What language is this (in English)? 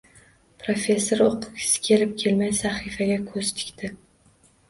Uzbek